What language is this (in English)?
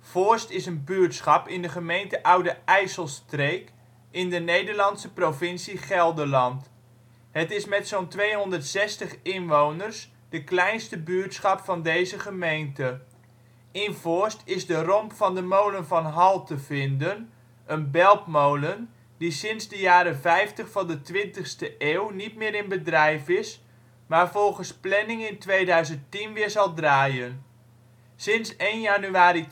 Dutch